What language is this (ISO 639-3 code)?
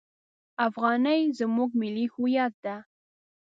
pus